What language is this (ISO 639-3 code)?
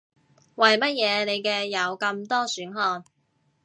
yue